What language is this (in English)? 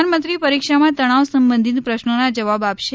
Gujarati